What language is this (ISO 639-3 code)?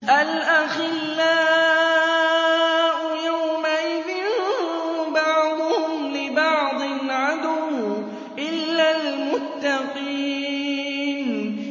ara